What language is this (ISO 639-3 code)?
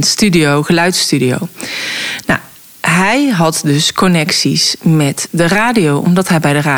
nld